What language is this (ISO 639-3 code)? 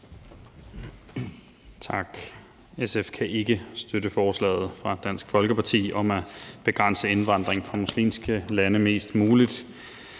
dan